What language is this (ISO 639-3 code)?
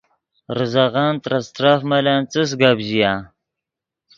ydg